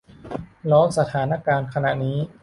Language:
Thai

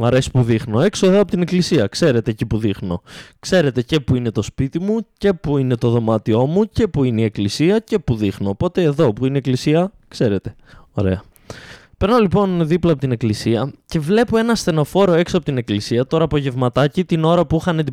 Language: Greek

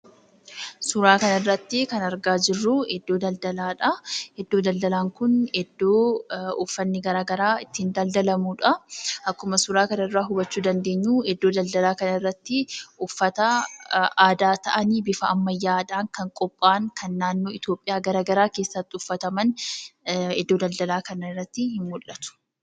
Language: Oromo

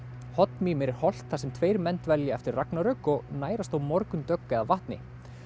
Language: Icelandic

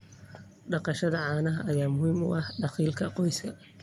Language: Somali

